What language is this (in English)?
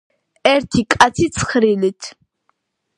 Georgian